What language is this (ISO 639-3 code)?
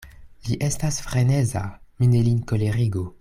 epo